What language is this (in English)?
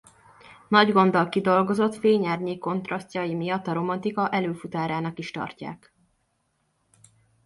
Hungarian